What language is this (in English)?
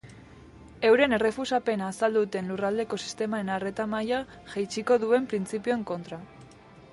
Basque